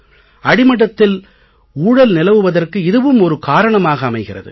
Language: Tamil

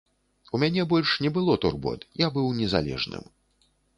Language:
Belarusian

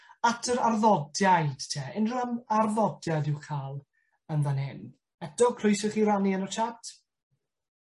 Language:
Welsh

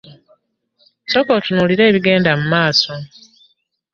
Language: Ganda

